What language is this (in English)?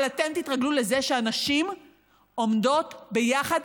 Hebrew